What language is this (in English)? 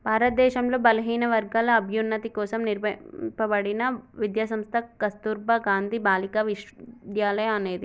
Telugu